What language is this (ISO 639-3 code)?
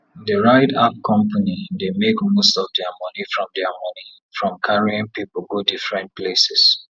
pcm